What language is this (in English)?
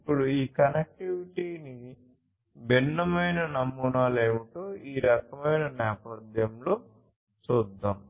Telugu